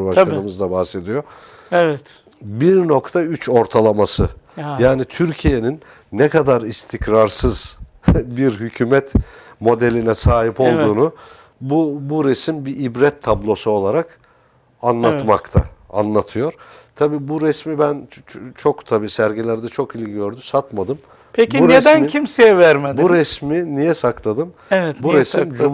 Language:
Turkish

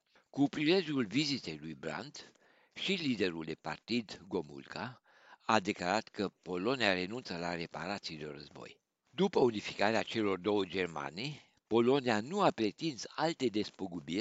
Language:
Romanian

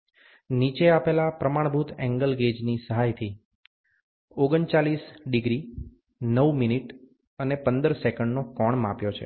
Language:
Gujarati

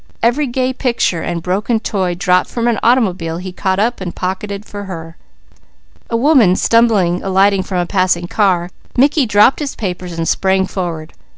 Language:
English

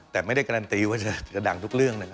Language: Thai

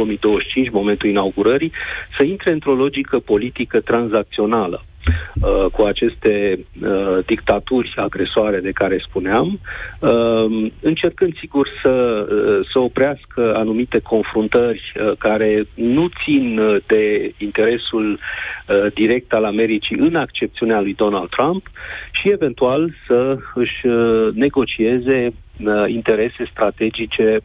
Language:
Romanian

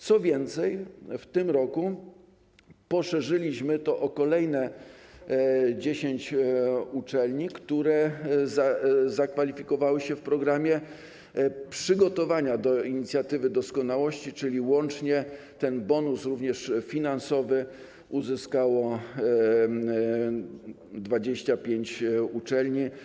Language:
Polish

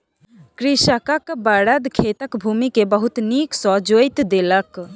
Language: Maithili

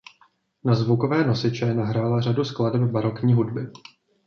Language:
Czech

